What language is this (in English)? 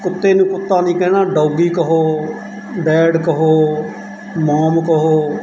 Punjabi